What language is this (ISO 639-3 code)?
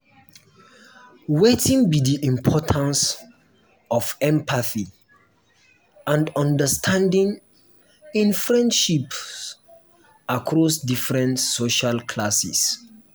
pcm